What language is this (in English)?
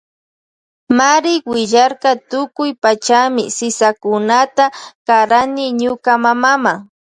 Loja Highland Quichua